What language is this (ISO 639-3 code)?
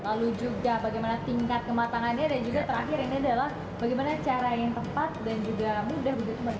ind